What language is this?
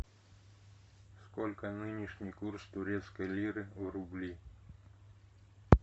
Russian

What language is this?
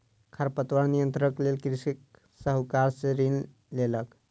Maithili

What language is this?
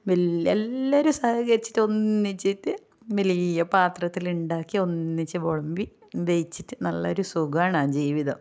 Malayalam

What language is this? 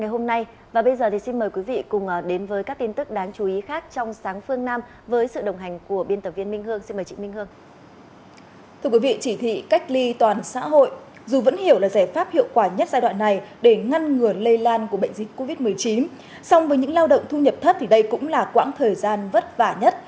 Vietnamese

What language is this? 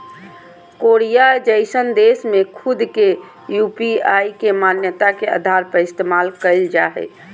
Magahi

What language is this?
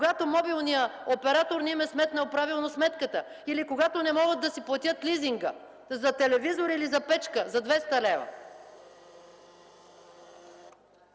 Bulgarian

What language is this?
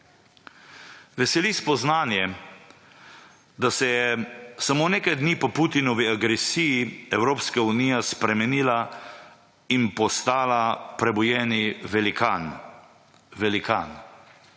Slovenian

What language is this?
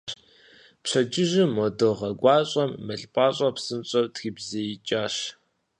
Kabardian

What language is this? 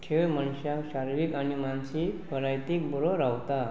Konkani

